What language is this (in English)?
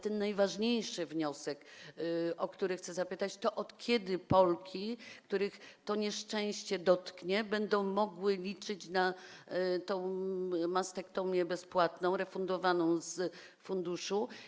Polish